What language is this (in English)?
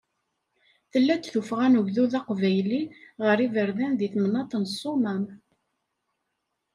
Kabyle